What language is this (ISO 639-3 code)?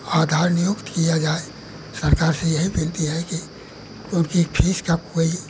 hin